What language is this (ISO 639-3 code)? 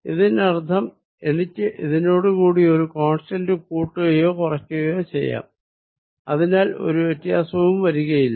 mal